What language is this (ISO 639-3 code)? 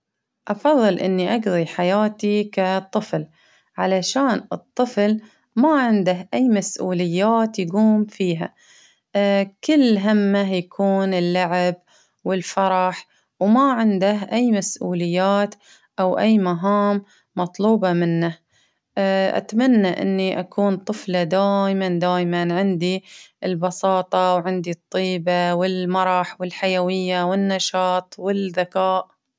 abv